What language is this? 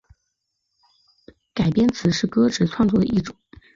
Chinese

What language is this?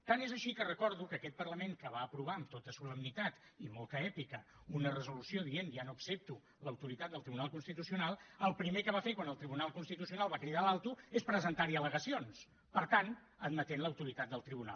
Catalan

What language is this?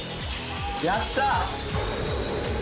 Japanese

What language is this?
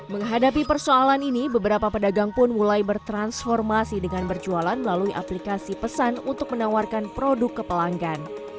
Indonesian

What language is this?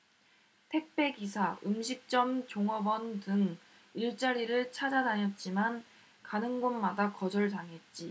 Korean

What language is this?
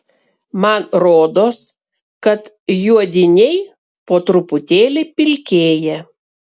Lithuanian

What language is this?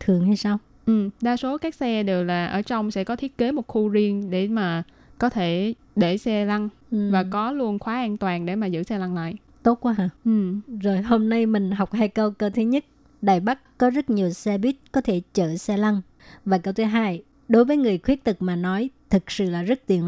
Vietnamese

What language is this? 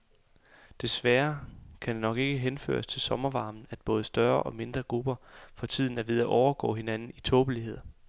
Danish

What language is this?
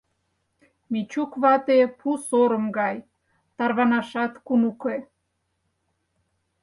Mari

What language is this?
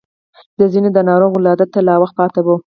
Pashto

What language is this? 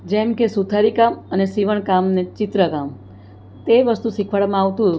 Gujarati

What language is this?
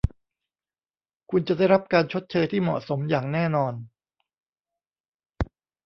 Thai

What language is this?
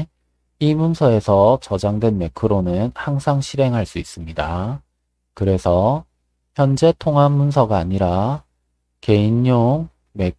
Korean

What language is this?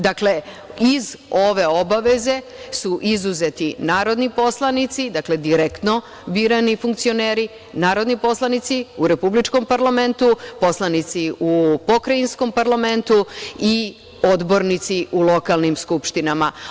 Serbian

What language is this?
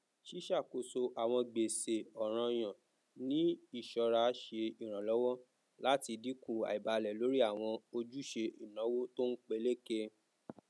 Yoruba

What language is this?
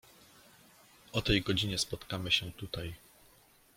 Polish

